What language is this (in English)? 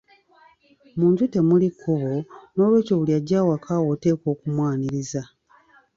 Ganda